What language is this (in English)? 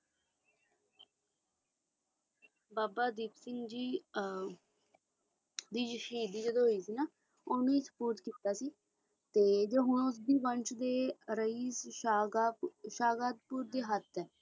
Punjabi